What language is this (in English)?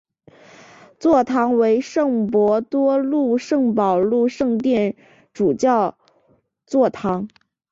Chinese